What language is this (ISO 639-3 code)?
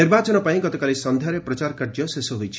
ori